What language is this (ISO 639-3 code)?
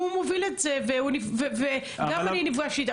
heb